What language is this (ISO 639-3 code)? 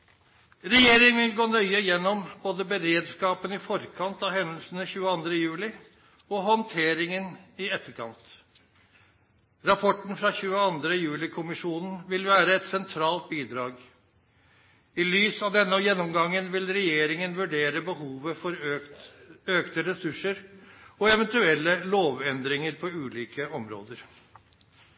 nno